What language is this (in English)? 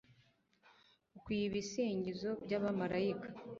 Kinyarwanda